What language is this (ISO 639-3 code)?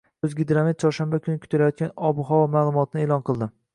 uzb